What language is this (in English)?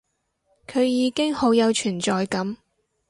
Cantonese